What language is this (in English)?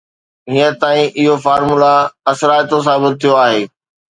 Sindhi